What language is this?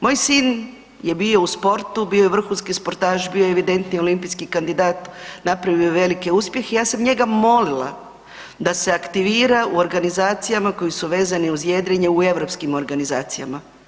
Croatian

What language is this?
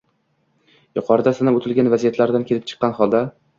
Uzbek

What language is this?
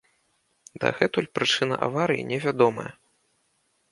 Belarusian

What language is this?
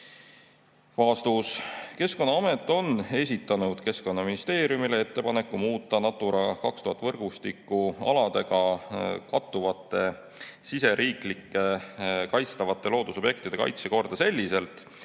Estonian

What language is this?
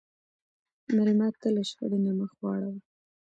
Pashto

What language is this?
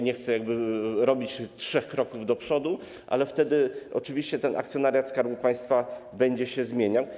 Polish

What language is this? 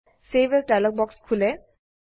Assamese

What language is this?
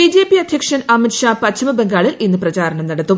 Malayalam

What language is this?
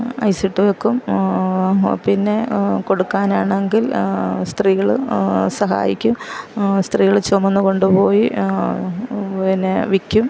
Malayalam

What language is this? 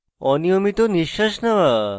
Bangla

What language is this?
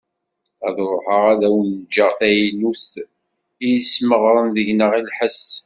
Kabyle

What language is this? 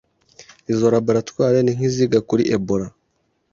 Kinyarwanda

